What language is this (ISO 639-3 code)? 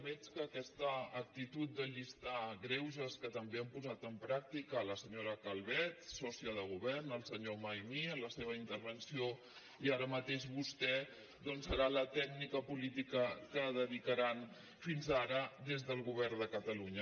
cat